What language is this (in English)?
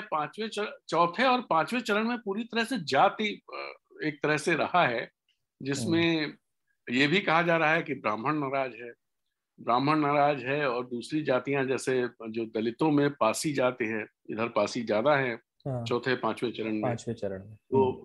Hindi